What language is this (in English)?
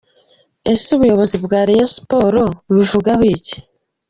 Kinyarwanda